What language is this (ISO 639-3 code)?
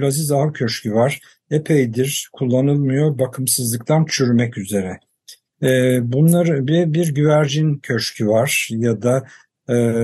tur